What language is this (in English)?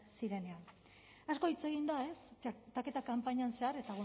Basque